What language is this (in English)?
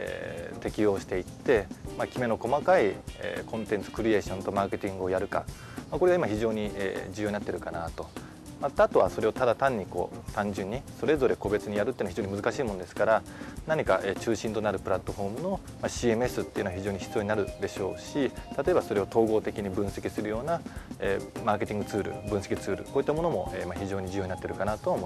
Japanese